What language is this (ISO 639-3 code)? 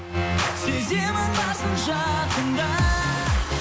kaz